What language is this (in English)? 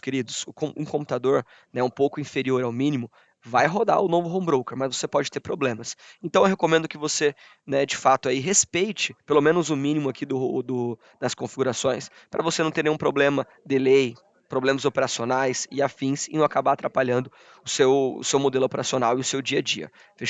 Portuguese